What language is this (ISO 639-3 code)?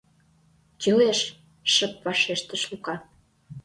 chm